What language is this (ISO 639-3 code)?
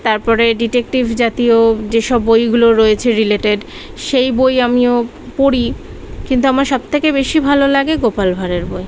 ben